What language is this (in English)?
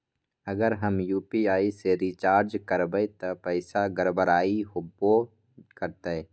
Magahi